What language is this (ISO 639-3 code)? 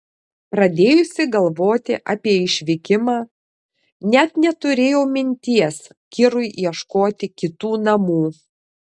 lit